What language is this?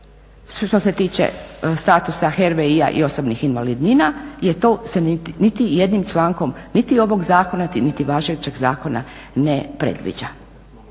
Croatian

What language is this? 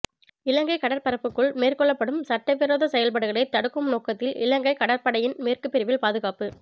Tamil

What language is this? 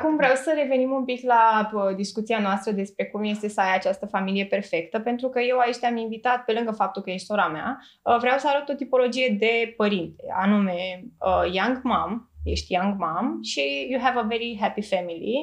Romanian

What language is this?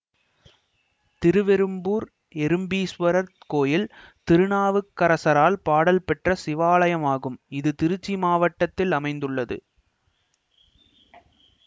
Tamil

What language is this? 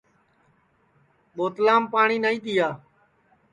Sansi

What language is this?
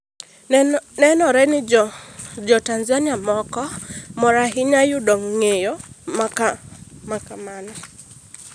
Luo (Kenya and Tanzania)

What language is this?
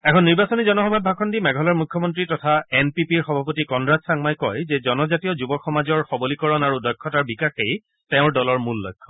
Assamese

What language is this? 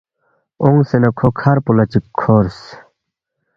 Balti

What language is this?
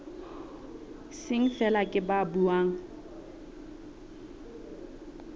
Southern Sotho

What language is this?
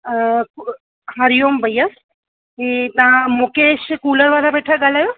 Sindhi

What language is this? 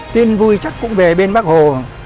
Vietnamese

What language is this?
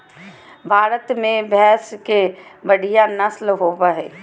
Magahi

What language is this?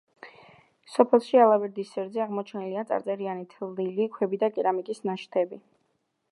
Georgian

